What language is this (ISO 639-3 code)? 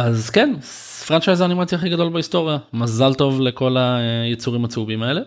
heb